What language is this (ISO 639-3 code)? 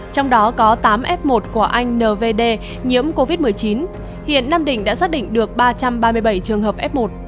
vie